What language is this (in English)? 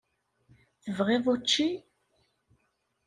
Kabyle